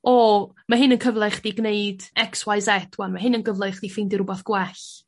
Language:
Welsh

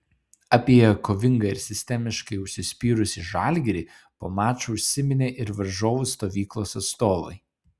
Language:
Lithuanian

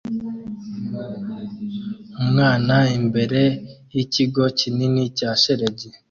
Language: Kinyarwanda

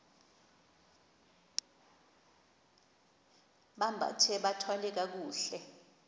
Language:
Xhosa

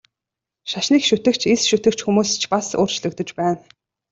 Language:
Mongolian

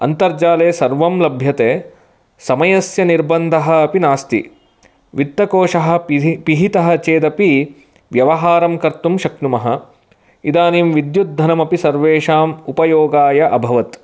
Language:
Sanskrit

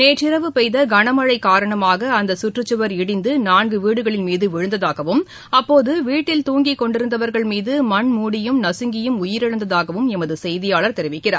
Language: Tamil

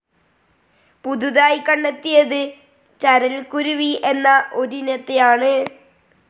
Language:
Malayalam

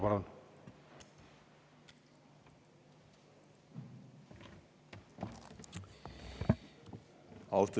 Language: Estonian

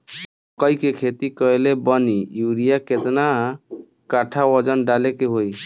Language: Bhojpuri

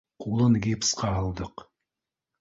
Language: Bashkir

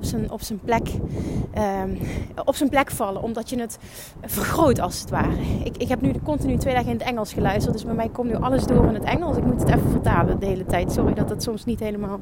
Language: Dutch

